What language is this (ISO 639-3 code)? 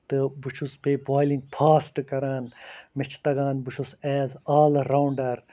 kas